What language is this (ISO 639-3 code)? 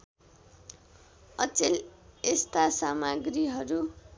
nep